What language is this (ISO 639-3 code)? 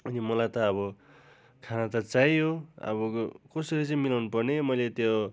nep